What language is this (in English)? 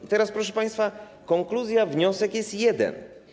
Polish